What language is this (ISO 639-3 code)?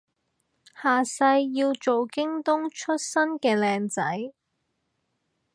yue